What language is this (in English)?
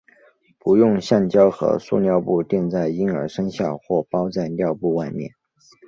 Chinese